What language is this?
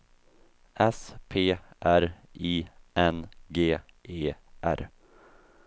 Swedish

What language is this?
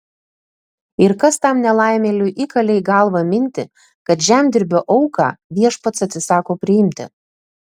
Lithuanian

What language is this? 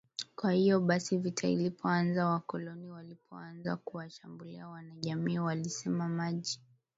Swahili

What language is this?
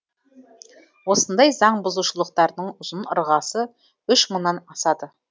Kazakh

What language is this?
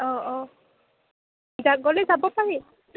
Assamese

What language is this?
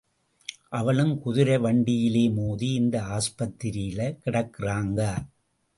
Tamil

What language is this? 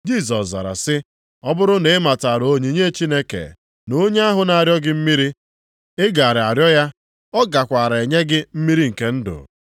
Igbo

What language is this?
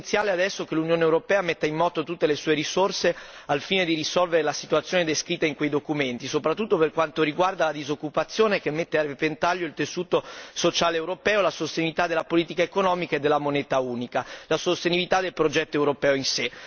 Italian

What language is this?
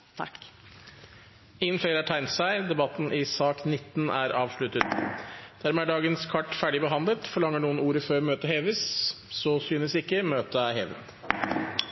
Norwegian Bokmål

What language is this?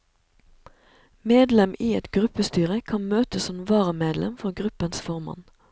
Norwegian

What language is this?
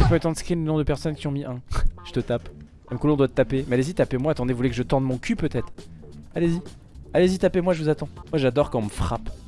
French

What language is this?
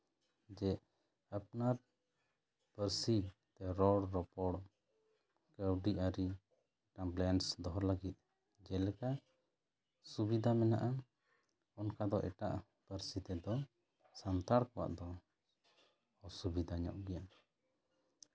Santali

